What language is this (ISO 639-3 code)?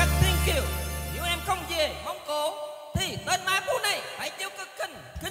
vie